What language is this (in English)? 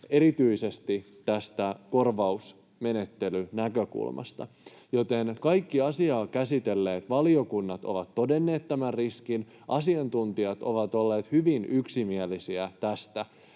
Finnish